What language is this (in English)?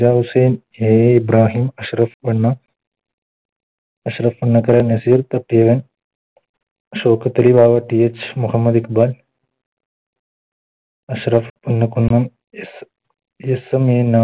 Malayalam